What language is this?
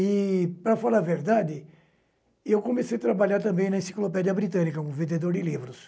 Portuguese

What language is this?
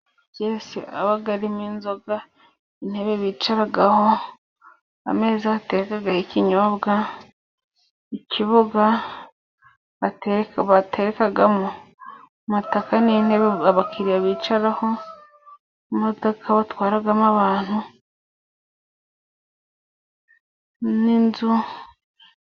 Kinyarwanda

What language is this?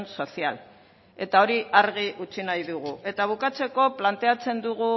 Basque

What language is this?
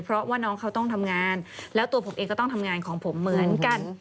Thai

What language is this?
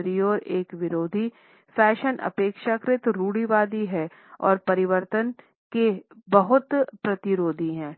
Hindi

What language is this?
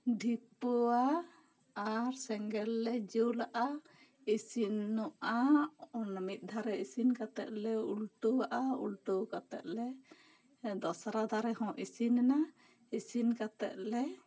Santali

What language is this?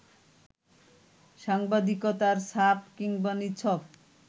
Bangla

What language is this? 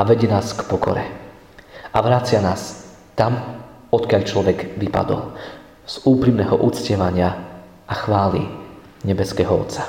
Slovak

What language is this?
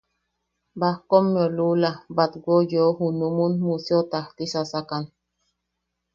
Yaqui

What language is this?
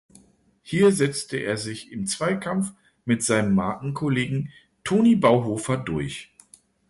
German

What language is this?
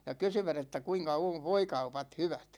Finnish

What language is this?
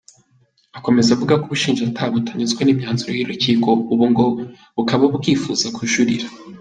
Kinyarwanda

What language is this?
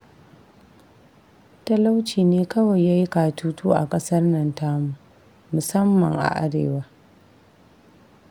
Hausa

